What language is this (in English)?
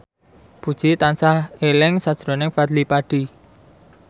Javanese